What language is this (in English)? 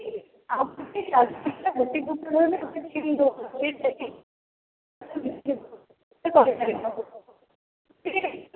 Odia